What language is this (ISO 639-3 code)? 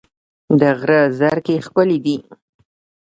pus